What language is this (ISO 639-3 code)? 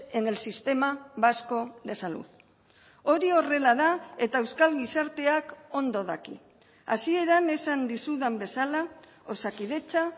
eus